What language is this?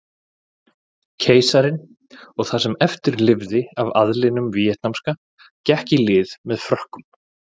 Icelandic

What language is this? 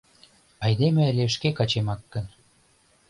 Mari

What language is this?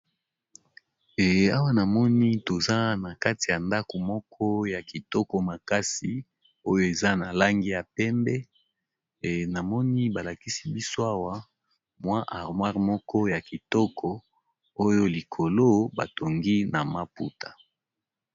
Lingala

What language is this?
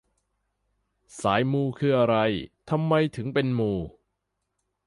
Thai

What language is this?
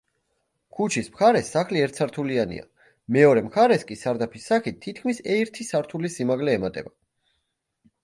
Georgian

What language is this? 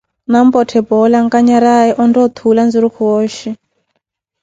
Koti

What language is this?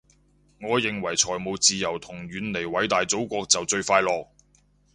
Cantonese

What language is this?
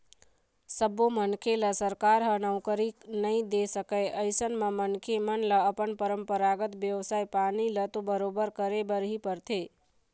Chhattisgarhi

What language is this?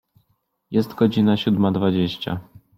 Polish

